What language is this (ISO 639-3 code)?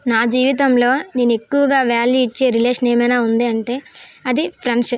tel